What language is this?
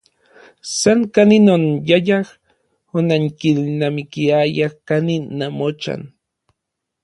Orizaba Nahuatl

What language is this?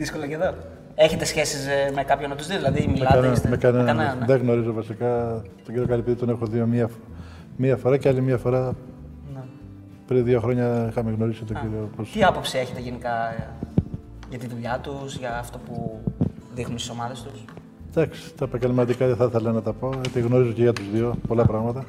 Greek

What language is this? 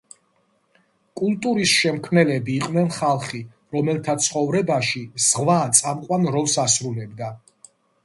Georgian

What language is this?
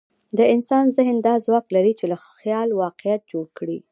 Pashto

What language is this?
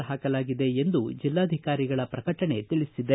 Kannada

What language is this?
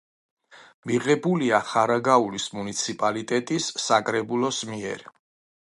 Georgian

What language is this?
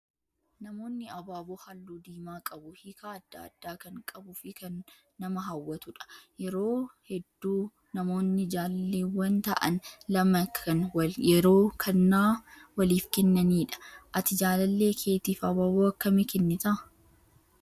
Oromo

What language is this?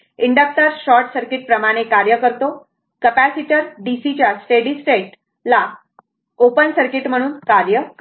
Marathi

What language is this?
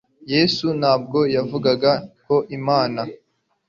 Kinyarwanda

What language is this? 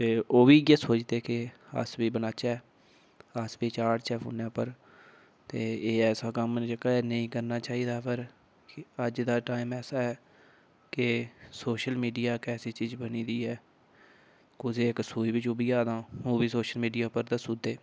Dogri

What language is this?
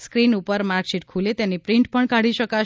Gujarati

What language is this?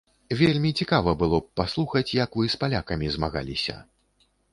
Belarusian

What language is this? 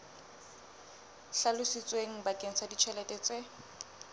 Southern Sotho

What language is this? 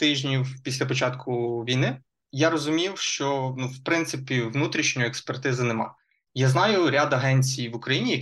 Ukrainian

